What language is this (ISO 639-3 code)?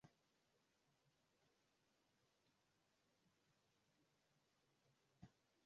swa